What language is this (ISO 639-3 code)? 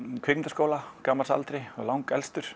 isl